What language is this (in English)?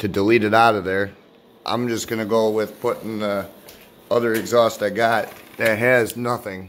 English